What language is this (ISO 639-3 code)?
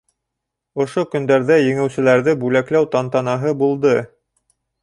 bak